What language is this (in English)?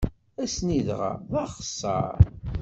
Kabyle